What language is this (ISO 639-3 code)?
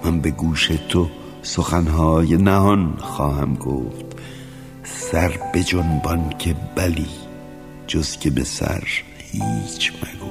fas